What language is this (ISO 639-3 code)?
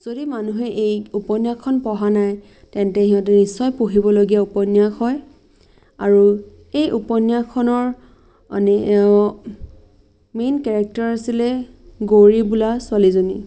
asm